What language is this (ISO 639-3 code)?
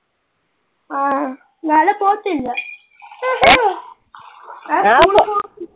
mal